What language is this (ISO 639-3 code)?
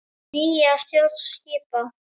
isl